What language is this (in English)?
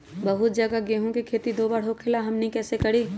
Magahi